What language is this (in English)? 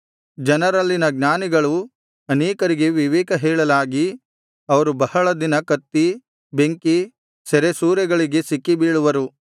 Kannada